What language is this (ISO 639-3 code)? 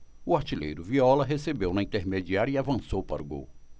por